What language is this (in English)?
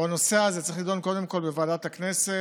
Hebrew